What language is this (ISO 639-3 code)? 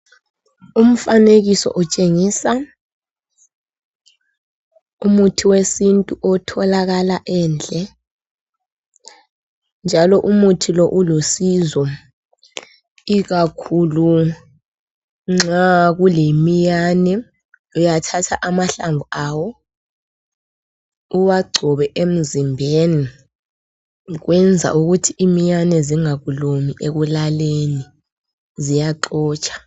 nde